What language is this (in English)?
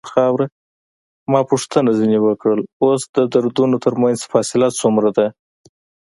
Pashto